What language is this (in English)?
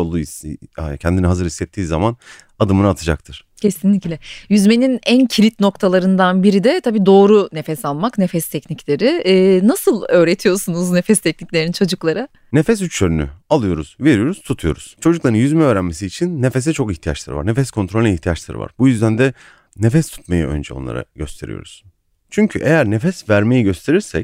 Turkish